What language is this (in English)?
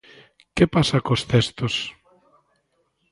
Galician